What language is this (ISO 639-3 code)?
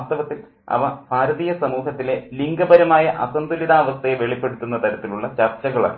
mal